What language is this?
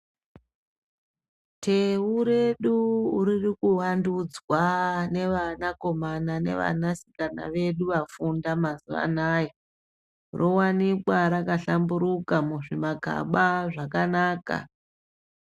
Ndau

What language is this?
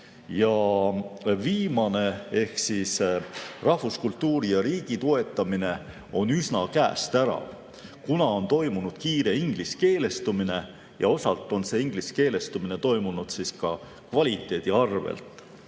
Estonian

